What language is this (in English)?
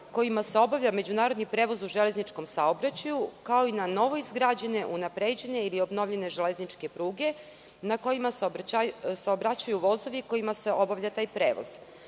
Serbian